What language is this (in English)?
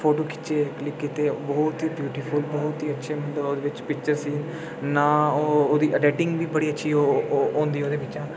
Dogri